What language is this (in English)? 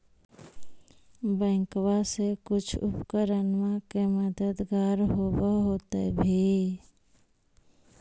Magahi